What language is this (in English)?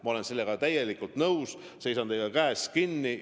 Estonian